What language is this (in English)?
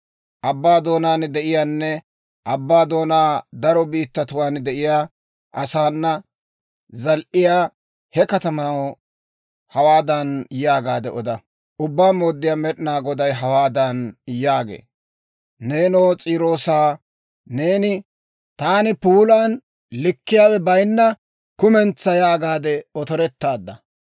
Dawro